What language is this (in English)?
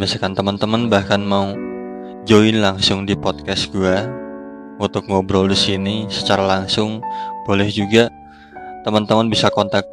Indonesian